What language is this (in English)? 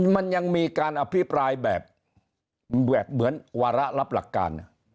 Thai